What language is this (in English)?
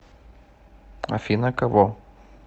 Russian